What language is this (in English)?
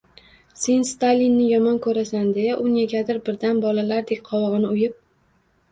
Uzbek